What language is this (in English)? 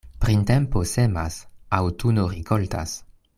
Esperanto